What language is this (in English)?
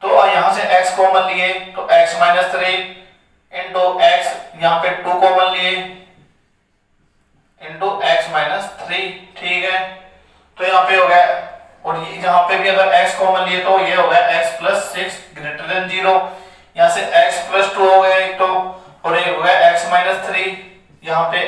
Hindi